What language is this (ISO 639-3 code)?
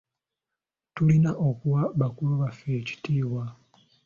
lug